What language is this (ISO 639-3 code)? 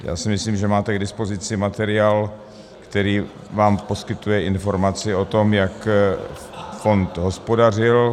ces